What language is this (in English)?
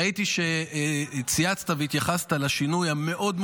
Hebrew